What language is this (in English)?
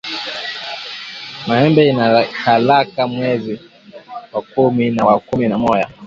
Swahili